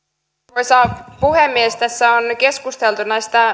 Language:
Finnish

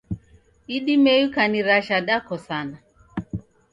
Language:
Taita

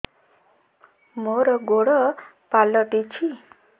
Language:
Odia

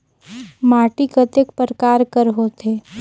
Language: Chhattisgarhi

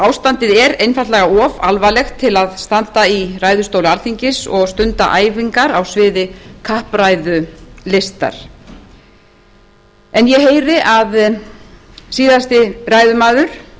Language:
Icelandic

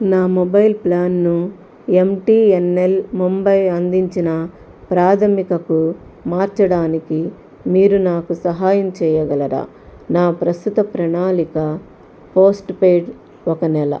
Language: Telugu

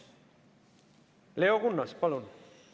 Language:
Estonian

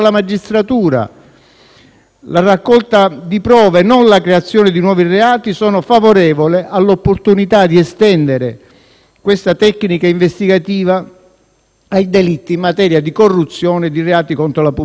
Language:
Italian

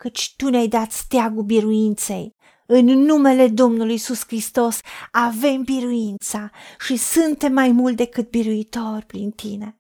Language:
Romanian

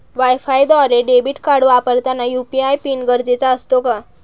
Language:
Marathi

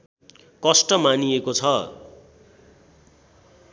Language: Nepali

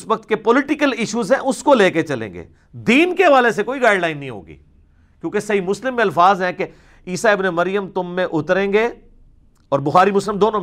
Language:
Urdu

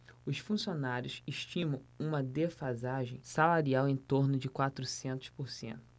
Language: Portuguese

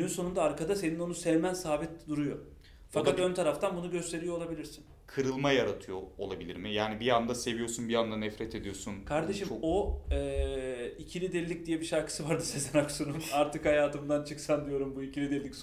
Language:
Turkish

